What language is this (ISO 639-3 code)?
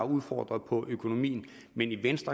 dan